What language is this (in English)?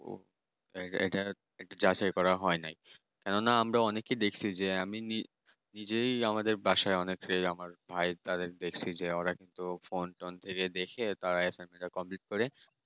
Bangla